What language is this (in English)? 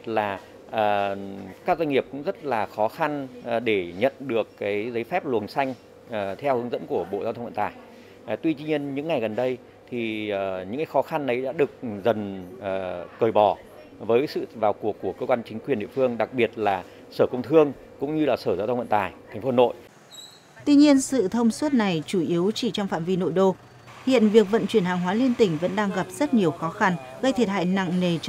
Vietnamese